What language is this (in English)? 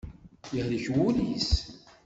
Kabyle